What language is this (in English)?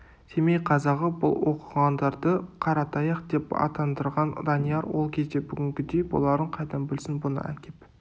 Kazakh